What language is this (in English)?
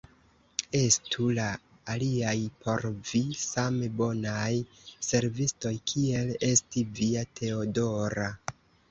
Esperanto